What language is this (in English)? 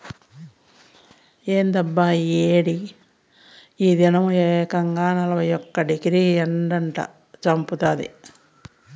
Telugu